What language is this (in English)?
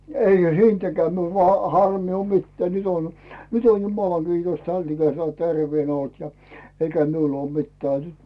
Finnish